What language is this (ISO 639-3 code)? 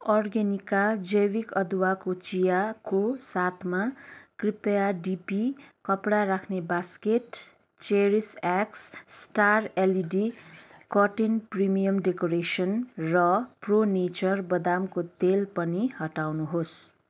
nep